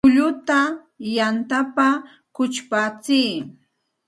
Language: Santa Ana de Tusi Pasco Quechua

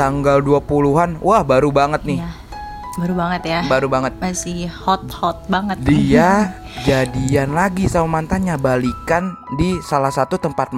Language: Indonesian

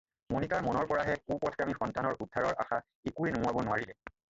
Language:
Assamese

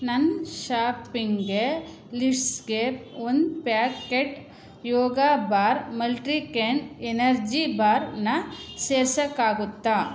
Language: Kannada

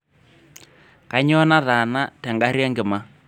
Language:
Masai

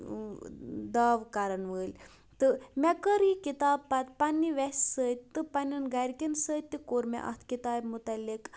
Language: Kashmiri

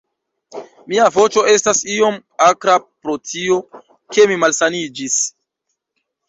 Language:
Esperanto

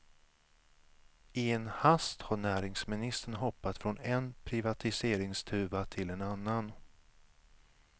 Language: Swedish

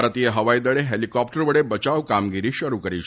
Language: Gujarati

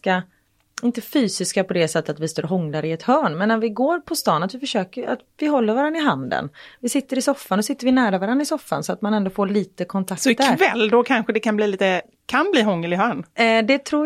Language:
Swedish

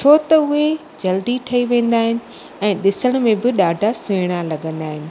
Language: Sindhi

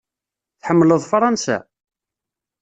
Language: Kabyle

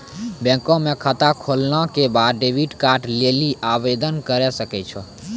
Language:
Maithili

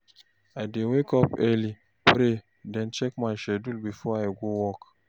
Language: Nigerian Pidgin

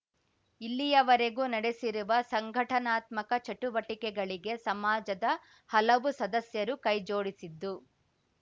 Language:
Kannada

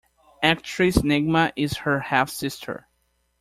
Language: English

